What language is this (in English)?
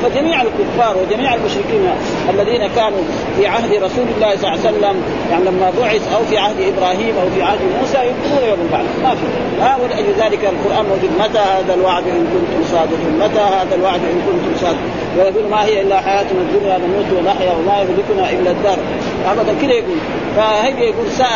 Arabic